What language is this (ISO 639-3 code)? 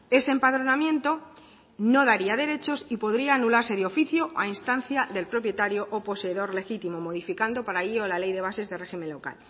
spa